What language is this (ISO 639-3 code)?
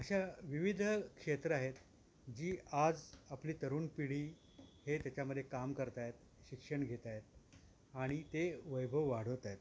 mar